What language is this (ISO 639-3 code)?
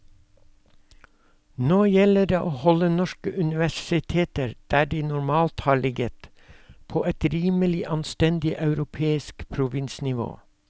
nor